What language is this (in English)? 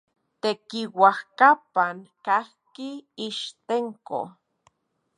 Central Puebla Nahuatl